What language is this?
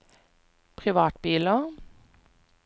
Norwegian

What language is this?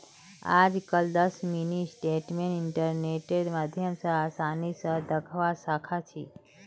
Magahi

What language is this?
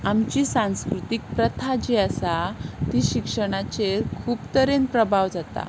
Konkani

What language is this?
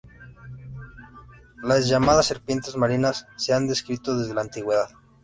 Spanish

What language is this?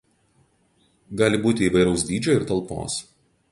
Lithuanian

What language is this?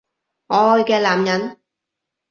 Cantonese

